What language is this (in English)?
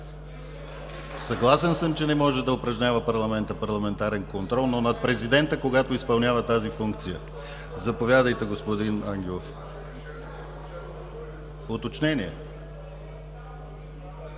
Bulgarian